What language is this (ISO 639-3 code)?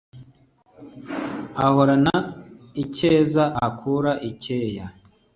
kin